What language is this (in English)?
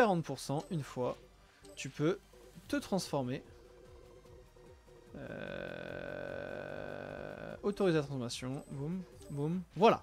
French